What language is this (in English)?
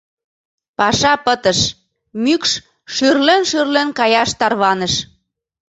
Mari